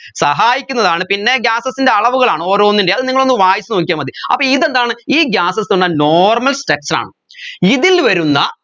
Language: Malayalam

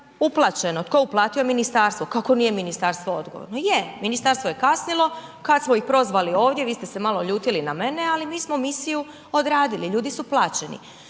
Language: Croatian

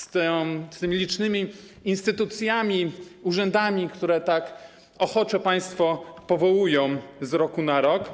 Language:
Polish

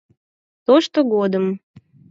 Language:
Mari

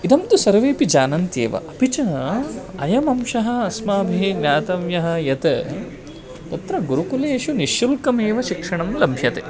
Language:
Sanskrit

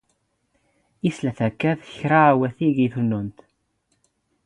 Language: Standard Moroccan Tamazight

